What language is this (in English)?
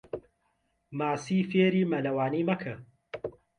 Central Kurdish